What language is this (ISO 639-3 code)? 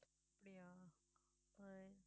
tam